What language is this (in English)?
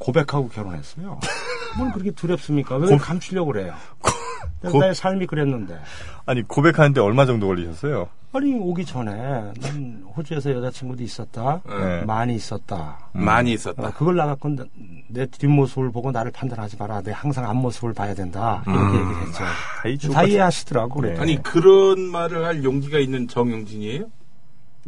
Korean